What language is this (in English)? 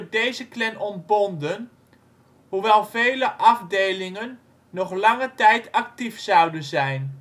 Dutch